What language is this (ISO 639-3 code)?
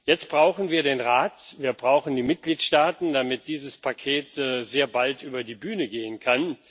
deu